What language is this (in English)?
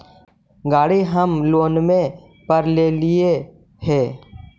Magahi